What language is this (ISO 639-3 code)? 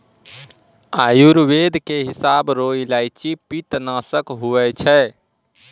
mai